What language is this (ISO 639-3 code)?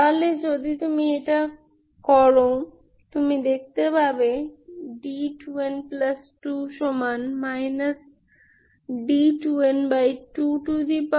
ben